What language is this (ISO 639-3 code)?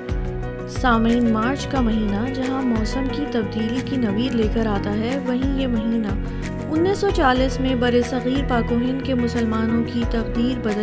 urd